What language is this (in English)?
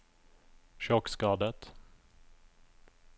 Norwegian